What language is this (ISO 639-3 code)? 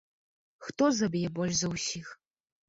bel